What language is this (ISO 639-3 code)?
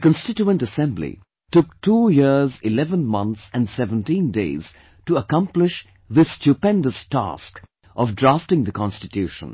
eng